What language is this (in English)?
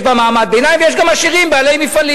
Hebrew